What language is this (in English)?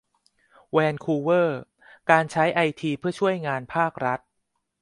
Thai